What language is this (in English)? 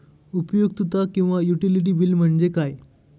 Marathi